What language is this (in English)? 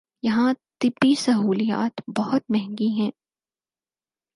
Urdu